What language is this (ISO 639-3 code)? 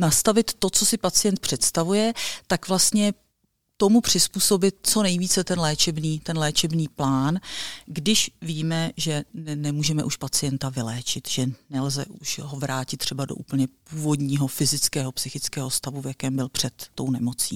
ces